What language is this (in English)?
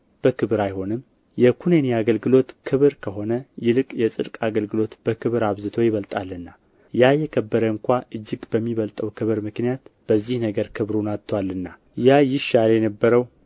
Amharic